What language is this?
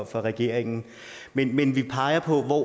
Danish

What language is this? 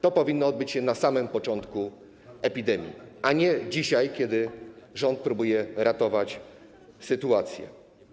Polish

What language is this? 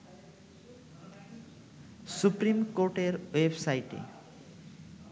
Bangla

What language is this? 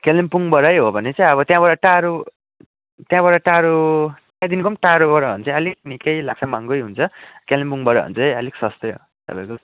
Nepali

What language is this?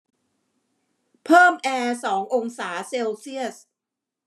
Thai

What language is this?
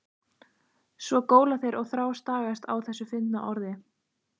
Icelandic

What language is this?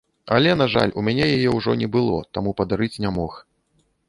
Belarusian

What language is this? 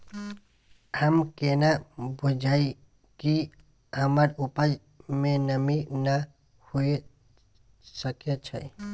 Maithili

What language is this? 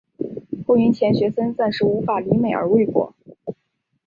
Chinese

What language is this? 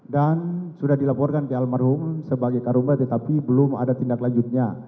Indonesian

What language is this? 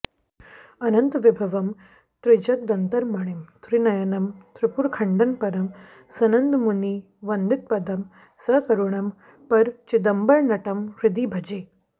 Sanskrit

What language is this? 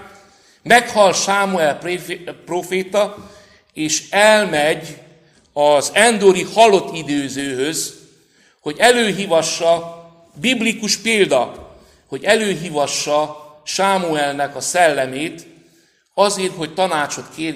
Hungarian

